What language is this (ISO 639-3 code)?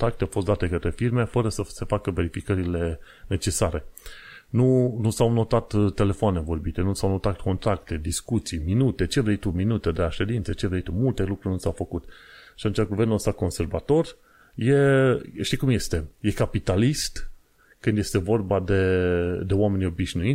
ron